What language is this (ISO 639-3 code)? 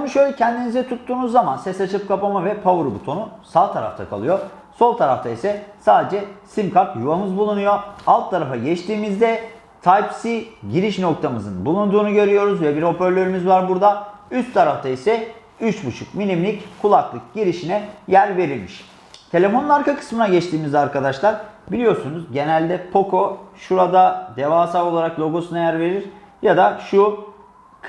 tur